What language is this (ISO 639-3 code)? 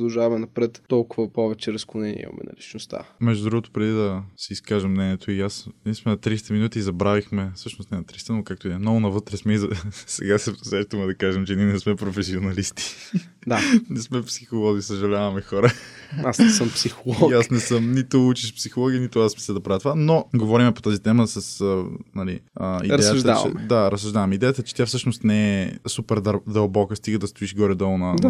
bul